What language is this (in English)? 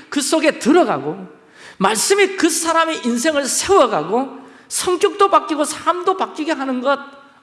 Korean